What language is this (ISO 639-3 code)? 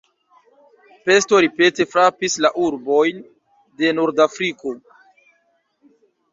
epo